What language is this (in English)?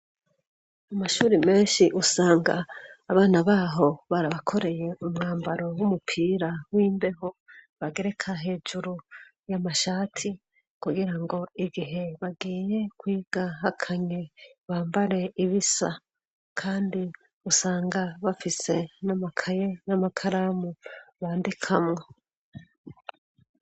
Rundi